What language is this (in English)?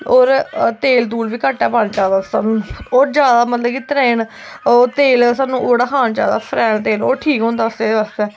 Dogri